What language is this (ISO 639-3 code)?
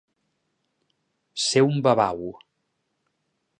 cat